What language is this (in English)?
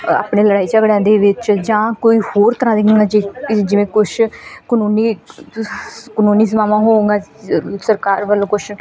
Punjabi